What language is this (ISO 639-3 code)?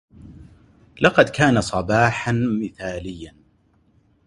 ara